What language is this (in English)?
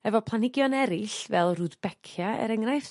Welsh